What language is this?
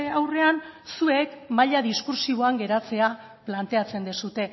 Basque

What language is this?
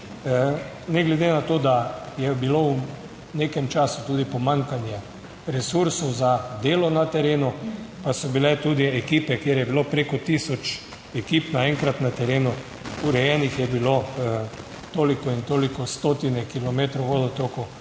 Slovenian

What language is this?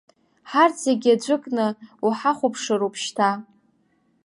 Abkhazian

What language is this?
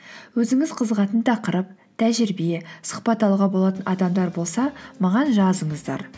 Kazakh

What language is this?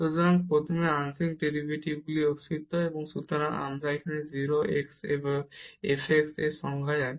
Bangla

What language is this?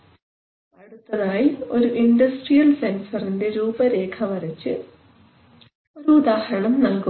Malayalam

